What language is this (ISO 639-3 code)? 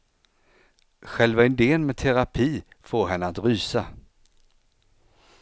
swe